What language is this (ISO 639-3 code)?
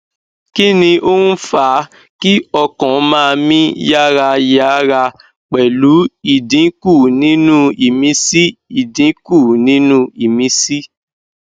yor